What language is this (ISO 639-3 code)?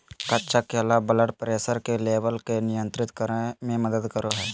mag